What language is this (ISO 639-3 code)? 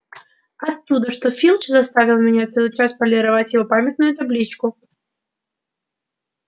rus